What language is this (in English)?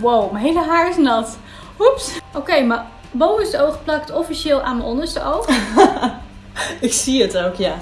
Dutch